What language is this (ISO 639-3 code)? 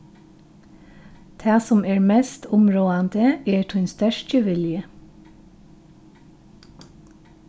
fao